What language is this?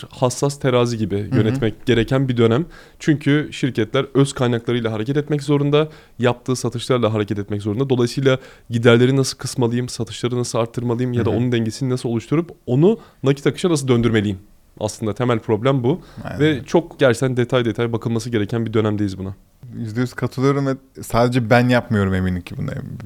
Turkish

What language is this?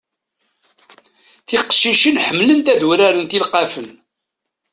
Kabyle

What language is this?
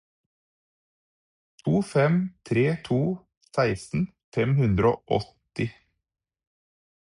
Norwegian Bokmål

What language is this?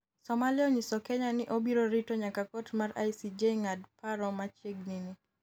Luo (Kenya and Tanzania)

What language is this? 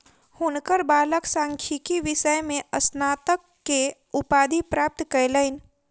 Maithili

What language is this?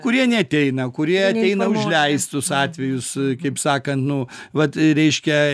Lithuanian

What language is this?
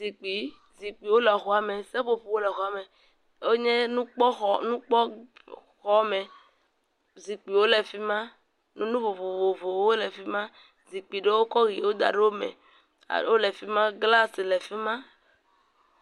Ewe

